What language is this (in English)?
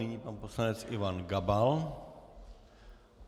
Czech